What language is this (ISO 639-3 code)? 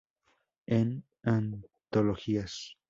spa